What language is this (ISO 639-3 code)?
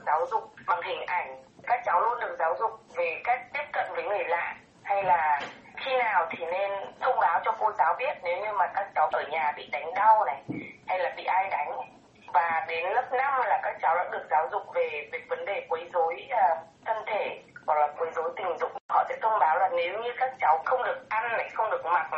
vie